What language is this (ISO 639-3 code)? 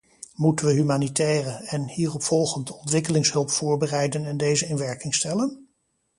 nld